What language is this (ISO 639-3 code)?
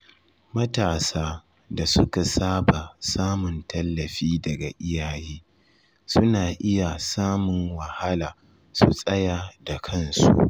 hau